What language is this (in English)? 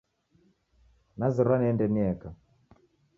Taita